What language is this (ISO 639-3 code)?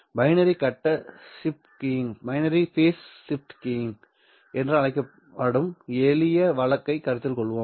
tam